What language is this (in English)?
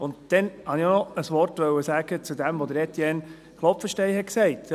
Swiss German